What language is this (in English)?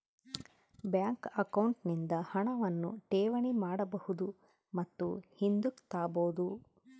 Kannada